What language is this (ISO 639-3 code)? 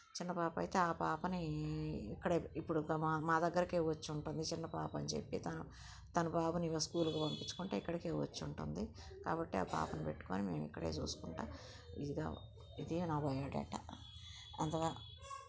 tel